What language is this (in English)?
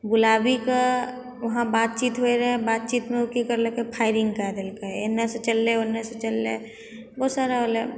Maithili